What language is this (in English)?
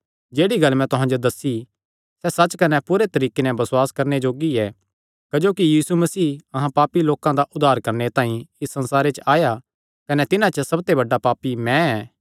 Kangri